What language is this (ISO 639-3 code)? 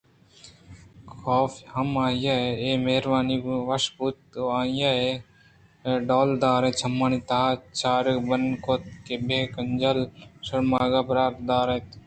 bgp